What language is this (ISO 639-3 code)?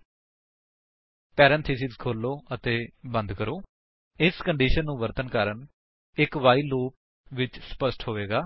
pan